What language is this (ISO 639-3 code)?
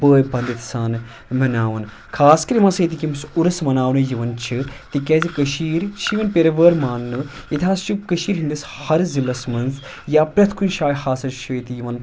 kas